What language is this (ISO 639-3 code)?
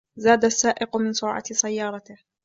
ara